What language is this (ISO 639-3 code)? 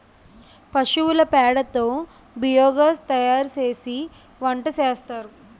tel